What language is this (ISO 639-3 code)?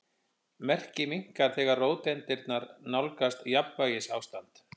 isl